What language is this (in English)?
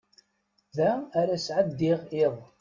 Kabyle